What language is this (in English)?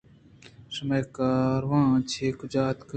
Eastern Balochi